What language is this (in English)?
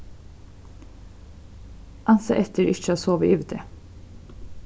Faroese